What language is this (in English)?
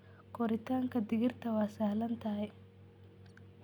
Somali